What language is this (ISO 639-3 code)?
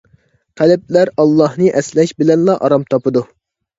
uig